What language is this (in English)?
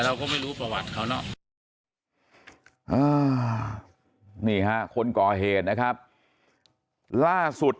Thai